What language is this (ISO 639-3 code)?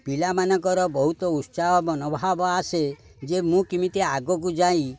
ori